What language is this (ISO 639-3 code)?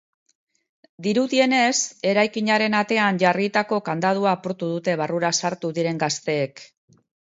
eus